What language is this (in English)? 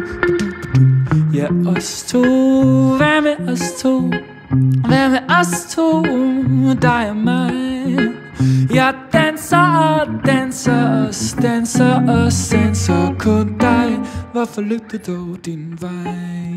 Dutch